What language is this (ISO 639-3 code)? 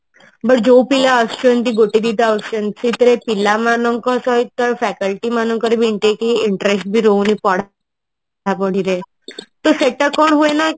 ori